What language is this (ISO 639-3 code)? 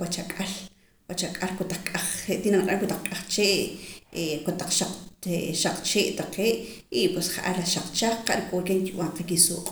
poc